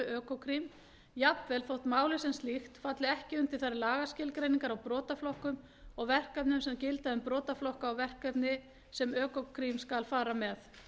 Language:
Icelandic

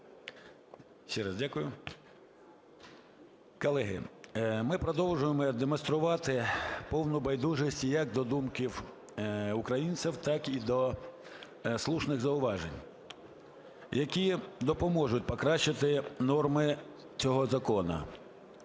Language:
Ukrainian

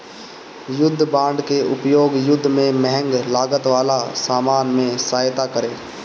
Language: Bhojpuri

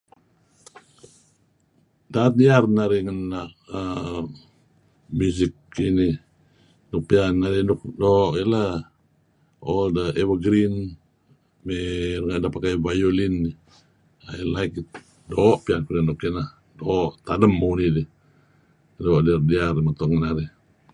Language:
Kelabit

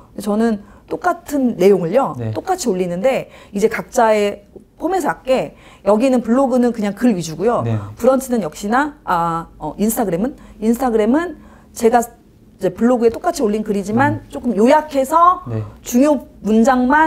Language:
Korean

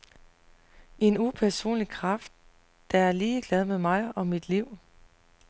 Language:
Danish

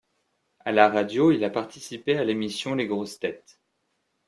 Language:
French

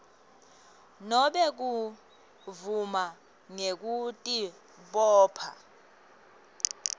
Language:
Swati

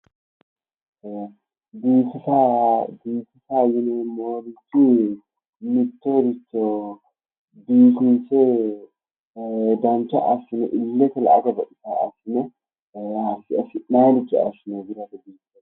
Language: Sidamo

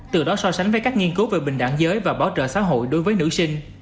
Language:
Vietnamese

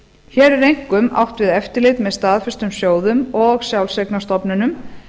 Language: Icelandic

